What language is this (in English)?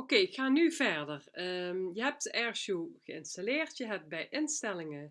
Dutch